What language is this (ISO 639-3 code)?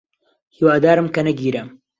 ckb